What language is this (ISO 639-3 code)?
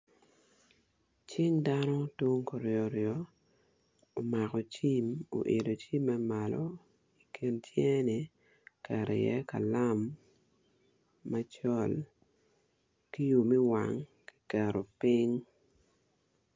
ach